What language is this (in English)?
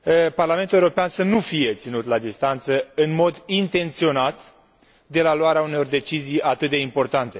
Romanian